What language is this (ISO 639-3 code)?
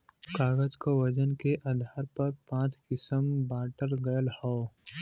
bho